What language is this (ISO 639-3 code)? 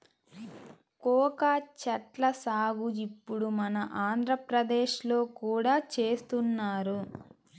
tel